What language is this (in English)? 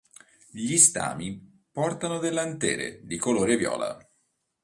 Italian